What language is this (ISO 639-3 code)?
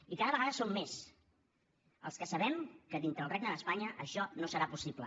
cat